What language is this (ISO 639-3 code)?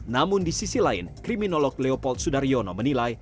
ind